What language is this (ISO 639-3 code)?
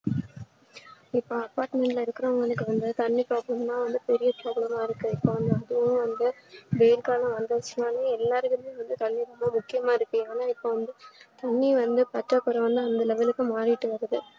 tam